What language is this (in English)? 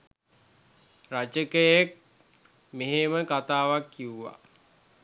Sinhala